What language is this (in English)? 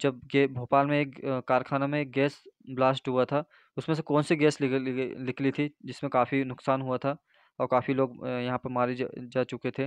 Hindi